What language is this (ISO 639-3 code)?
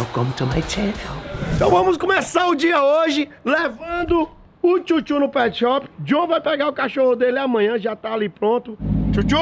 por